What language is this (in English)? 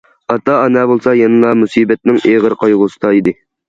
Uyghur